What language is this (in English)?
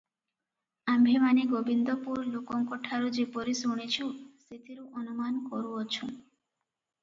Odia